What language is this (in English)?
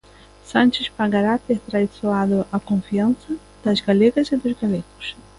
Galician